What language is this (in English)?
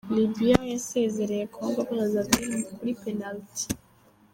Kinyarwanda